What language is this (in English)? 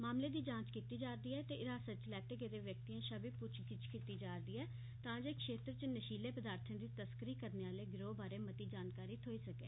Dogri